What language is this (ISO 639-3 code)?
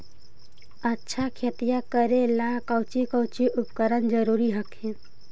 mag